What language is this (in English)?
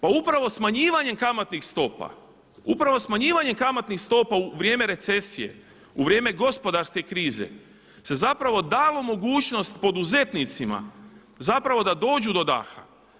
Croatian